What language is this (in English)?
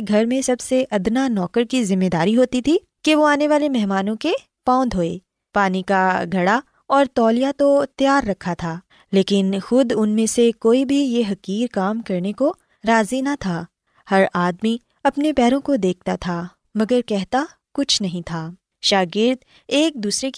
Urdu